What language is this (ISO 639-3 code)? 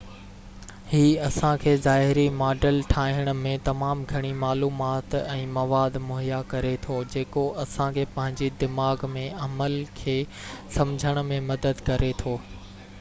snd